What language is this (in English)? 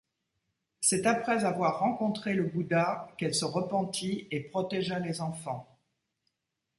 French